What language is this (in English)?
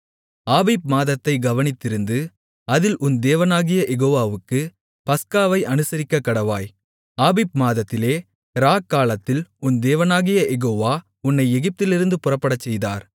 Tamil